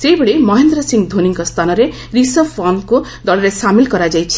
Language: Odia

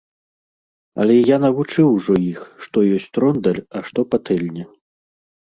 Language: Belarusian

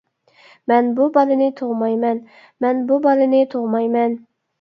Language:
Uyghur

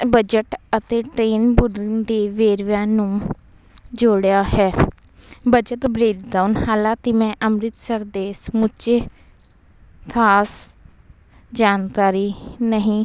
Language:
Punjabi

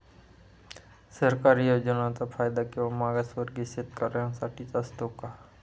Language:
Marathi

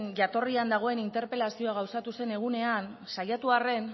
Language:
Basque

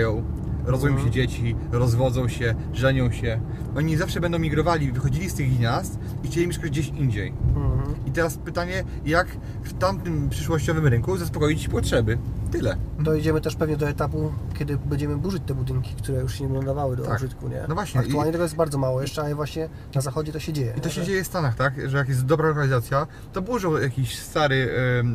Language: Polish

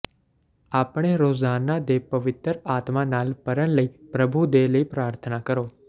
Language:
Punjabi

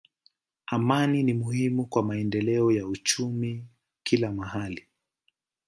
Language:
Swahili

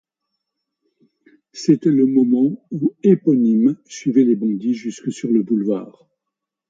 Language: French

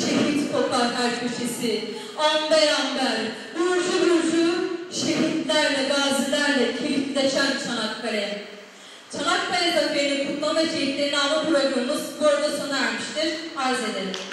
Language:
Turkish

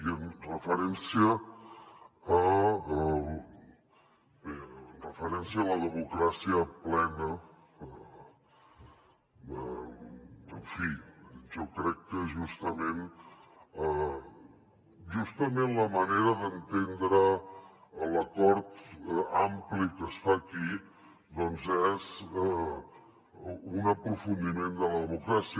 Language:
Catalan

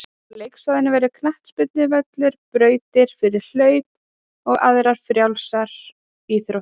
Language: Icelandic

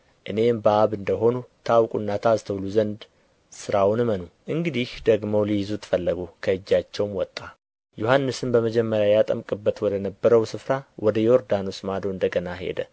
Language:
Amharic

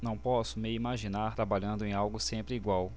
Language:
Portuguese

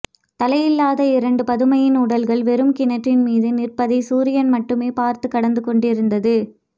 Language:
Tamil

